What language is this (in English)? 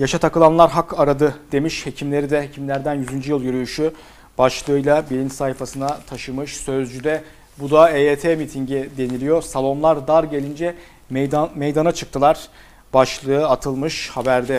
Turkish